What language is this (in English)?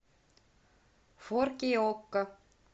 Russian